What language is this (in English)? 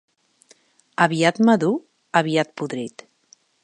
Catalan